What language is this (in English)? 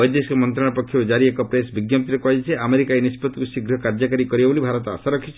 Odia